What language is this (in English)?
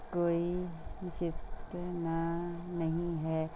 Punjabi